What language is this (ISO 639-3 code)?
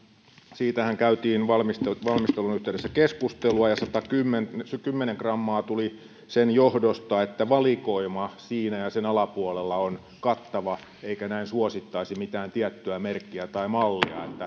fin